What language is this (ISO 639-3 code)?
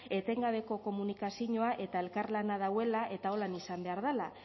eus